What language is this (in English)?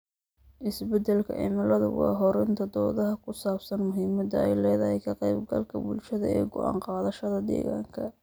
Somali